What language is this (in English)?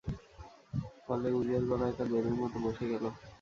Bangla